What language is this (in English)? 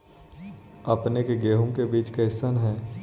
Magahi